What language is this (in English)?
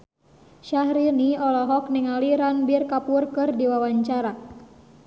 Sundanese